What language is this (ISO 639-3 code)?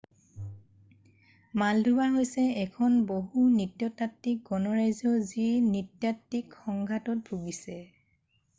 asm